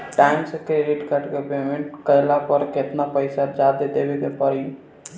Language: Bhojpuri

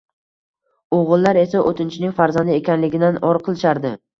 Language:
Uzbek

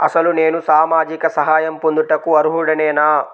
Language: Telugu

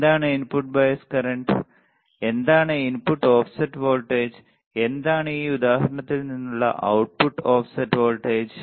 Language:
Malayalam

